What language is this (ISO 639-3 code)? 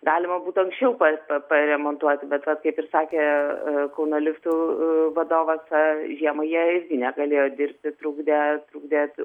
lit